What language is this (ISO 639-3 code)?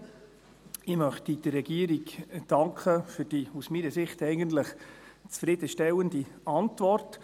gsw